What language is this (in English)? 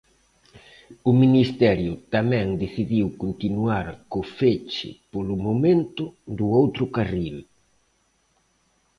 Galician